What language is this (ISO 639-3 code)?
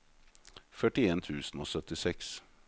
nor